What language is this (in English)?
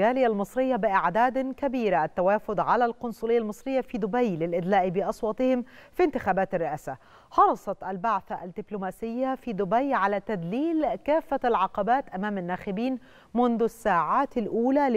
Arabic